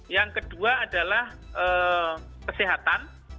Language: Indonesian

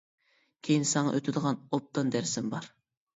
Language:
Uyghur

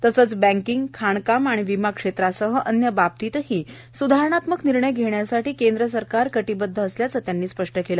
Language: Marathi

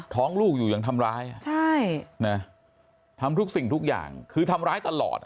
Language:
Thai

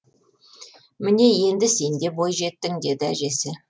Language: Kazakh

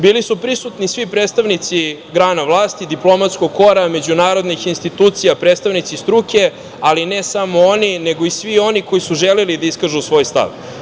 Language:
Serbian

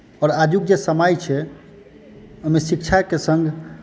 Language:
Maithili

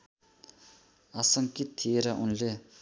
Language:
Nepali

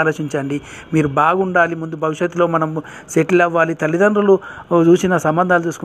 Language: Telugu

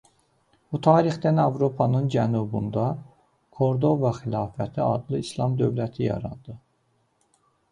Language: Azerbaijani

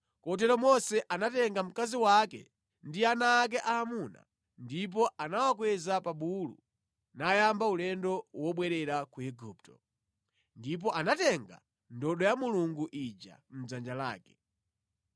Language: Nyanja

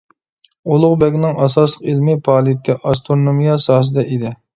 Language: Uyghur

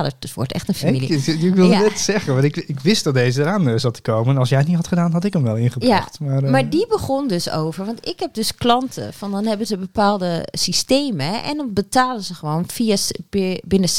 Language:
Dutch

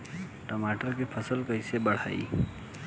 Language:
Bhojpuri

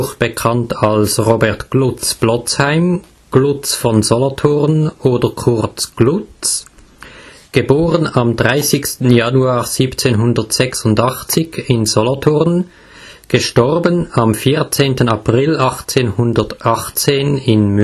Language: German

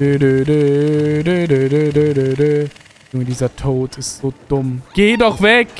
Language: German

